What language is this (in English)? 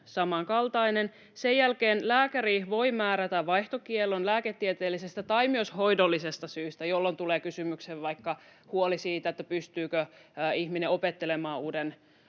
Finnish